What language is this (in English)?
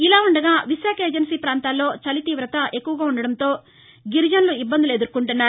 Telugu